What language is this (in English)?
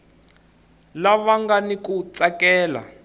Tsonga